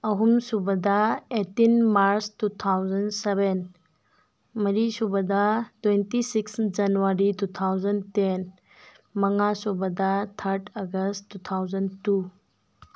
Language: Manipuri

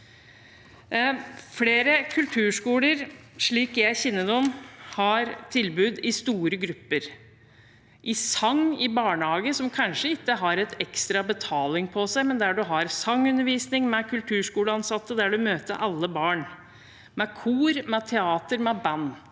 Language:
Norwegian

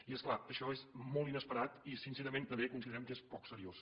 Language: Catalan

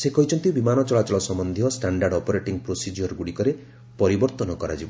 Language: Odia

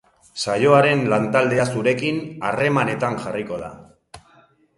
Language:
Basque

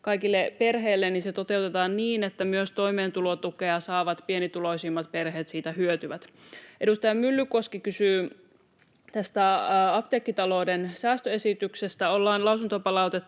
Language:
Finnish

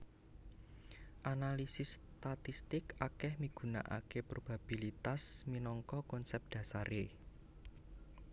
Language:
Javanese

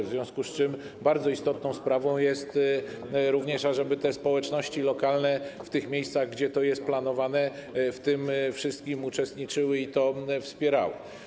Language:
Polish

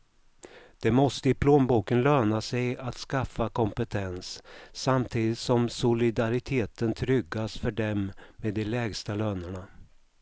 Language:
Swedish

